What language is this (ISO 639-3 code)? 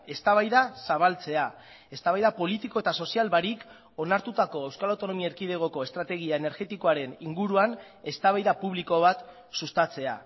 eus